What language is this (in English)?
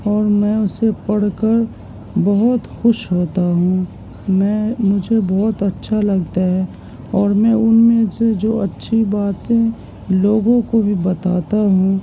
Urdu